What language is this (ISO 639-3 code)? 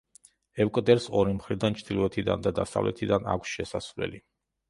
kat